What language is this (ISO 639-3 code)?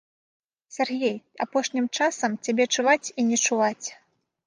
bel